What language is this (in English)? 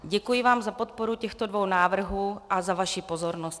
Czech